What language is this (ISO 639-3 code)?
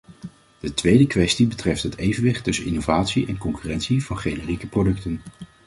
nld